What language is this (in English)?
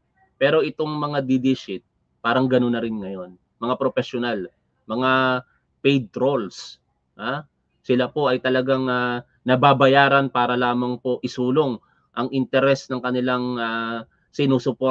Filipino